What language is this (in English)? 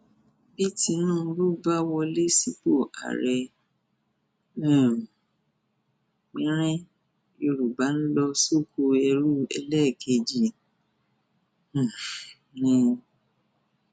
Yoruba